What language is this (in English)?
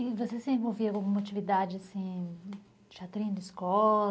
Portuguese